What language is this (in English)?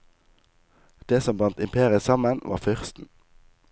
Norwegian